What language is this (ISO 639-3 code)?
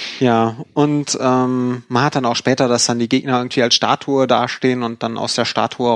deu